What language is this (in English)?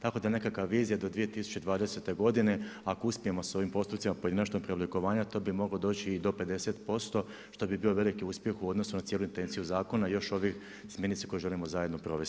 Croatian